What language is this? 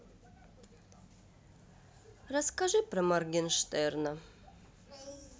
Russian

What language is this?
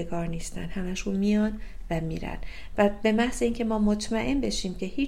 Persian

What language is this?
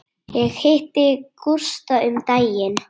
Icelandic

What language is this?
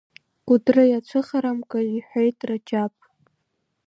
Abkhazian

